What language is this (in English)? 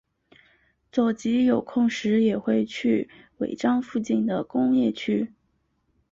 Chinese